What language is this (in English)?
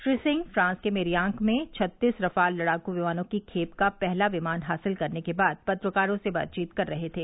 Hindi